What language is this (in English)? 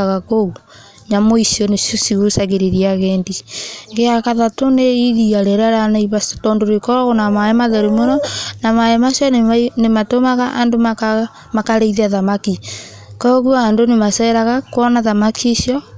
Kikuyu